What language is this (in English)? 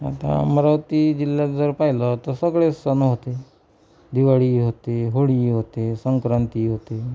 Marathi